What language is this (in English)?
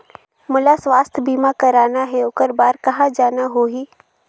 Chhattisgarhi